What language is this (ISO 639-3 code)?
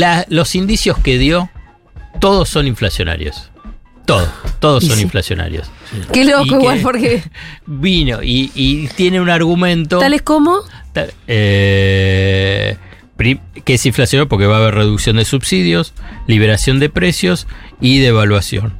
spa